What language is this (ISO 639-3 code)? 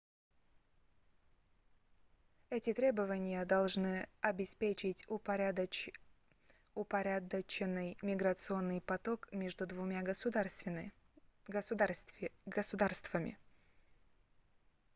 rus